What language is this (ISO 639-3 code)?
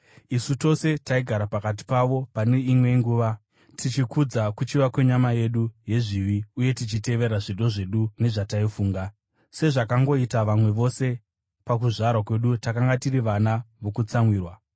sna